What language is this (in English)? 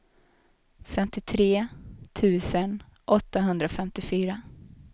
Swedish